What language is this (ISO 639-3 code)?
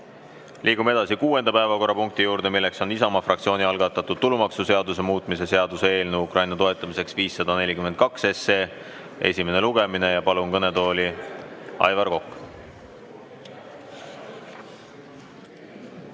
est